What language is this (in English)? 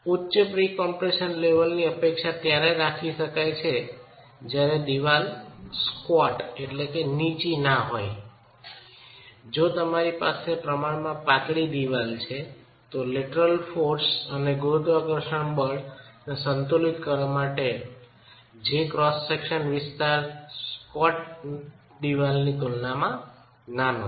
Gujarati